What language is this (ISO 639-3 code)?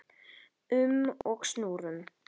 isl